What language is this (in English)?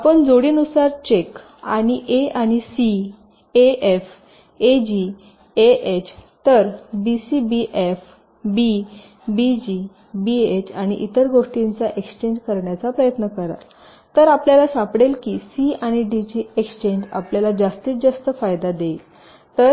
Marathi